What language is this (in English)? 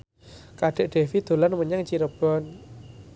Javanese